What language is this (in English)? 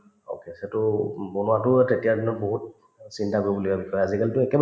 Assamese